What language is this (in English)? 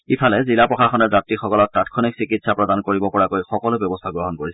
Assamese